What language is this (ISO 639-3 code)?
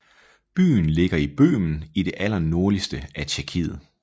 dan